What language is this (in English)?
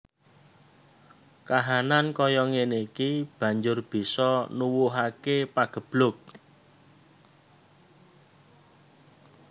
Javanese